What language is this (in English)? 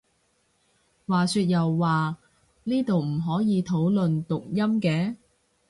Cantonese